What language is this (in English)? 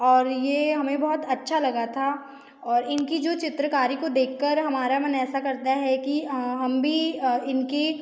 Hindi